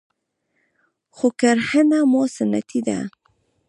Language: Pashto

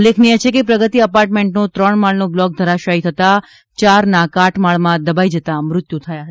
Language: Gujarati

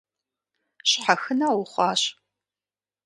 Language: Kabardian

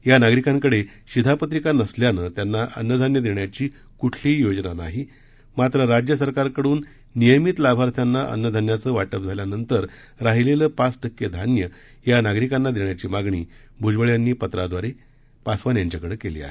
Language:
Marathi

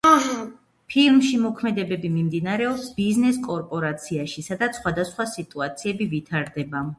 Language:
Georgian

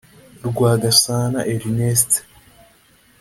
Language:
Kinyarwanda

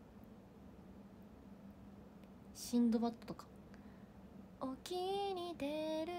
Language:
Japanese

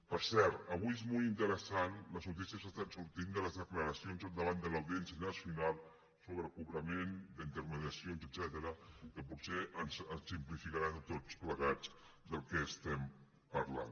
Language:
Catalan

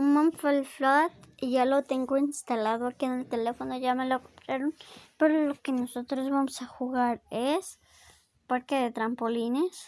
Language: Spanish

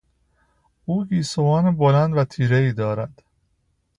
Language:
Persian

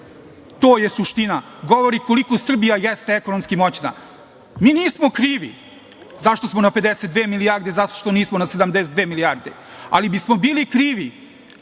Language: Serbian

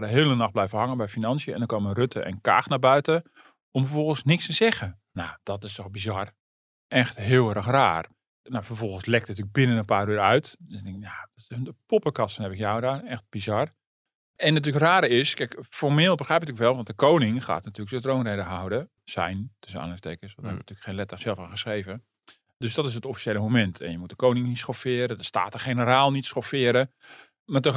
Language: Dutch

